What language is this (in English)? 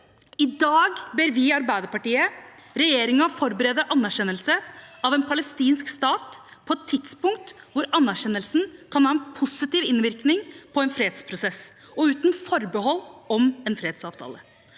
Norwegian